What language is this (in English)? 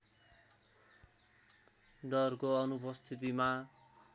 Nepali